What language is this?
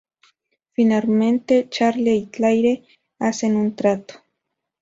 Spanish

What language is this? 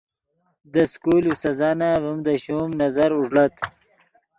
Yidgha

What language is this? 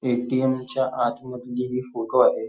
Marathi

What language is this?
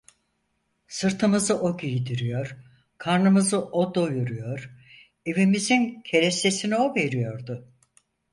Turkish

